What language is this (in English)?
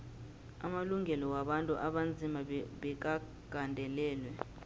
South Ndebele